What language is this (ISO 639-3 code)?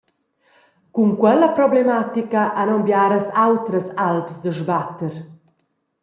roh